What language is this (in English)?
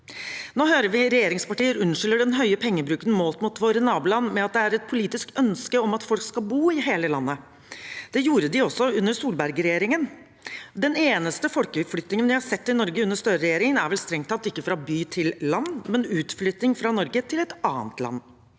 Norwegian